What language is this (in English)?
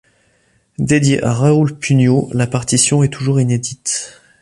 French